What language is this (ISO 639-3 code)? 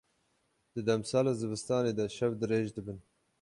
kur